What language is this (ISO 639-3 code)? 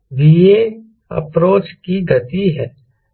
hin